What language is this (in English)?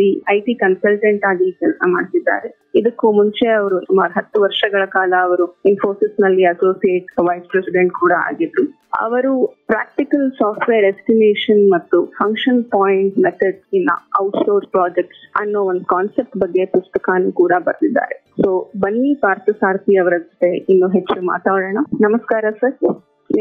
Kannada